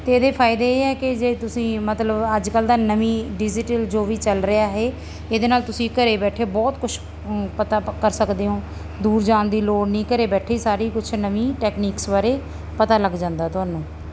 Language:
Punjabi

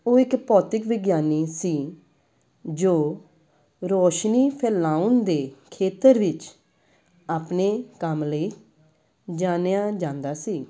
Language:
Punjabi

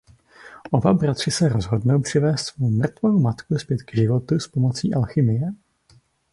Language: Czech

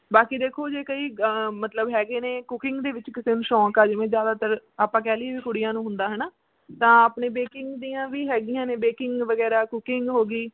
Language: Punjabi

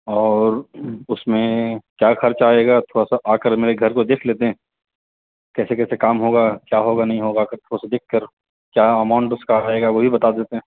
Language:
Urdu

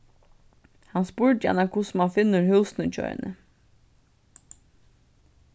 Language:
Faroese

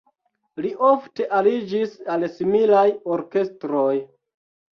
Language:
Esperanto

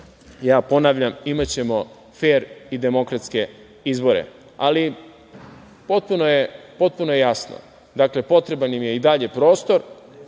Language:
Serbian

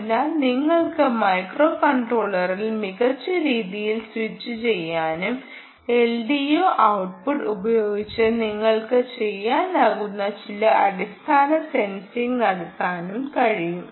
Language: Malayalam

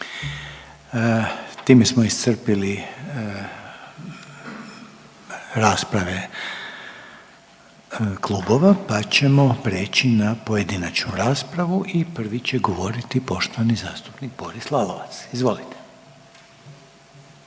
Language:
Croatian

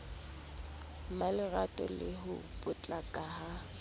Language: Southern Sotho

